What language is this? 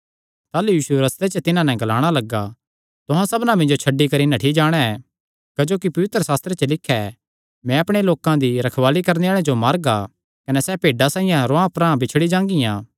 Kangri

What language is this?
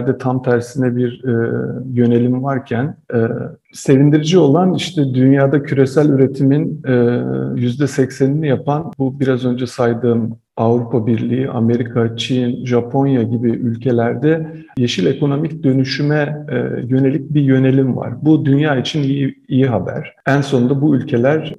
Turkish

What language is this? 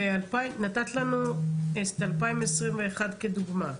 Hebrew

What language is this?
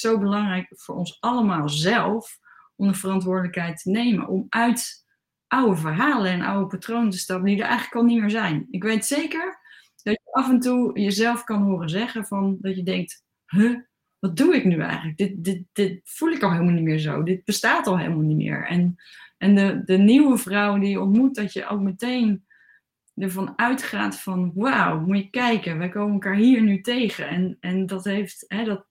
Dutch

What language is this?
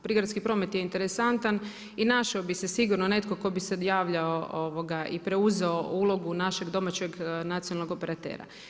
Croatian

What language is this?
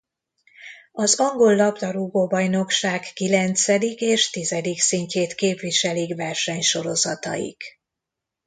Hungarian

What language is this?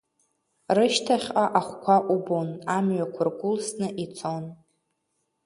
Abkhazian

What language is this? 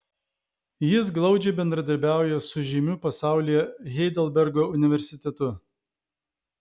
Lithuanian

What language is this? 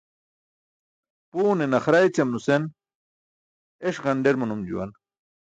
Burushaski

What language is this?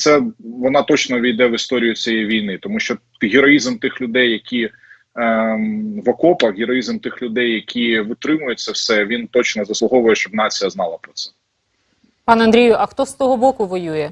Ukrainian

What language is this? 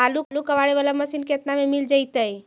Magahi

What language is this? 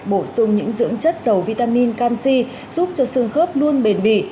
Vietnamese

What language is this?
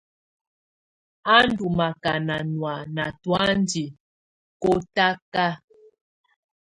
Tunen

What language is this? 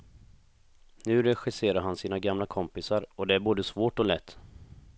Swedish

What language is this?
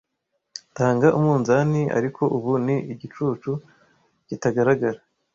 Kinyarwanda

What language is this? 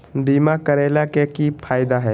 Magahi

